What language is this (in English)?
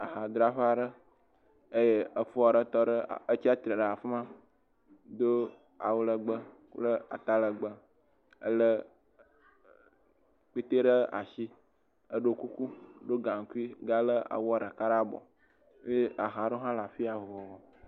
Ewe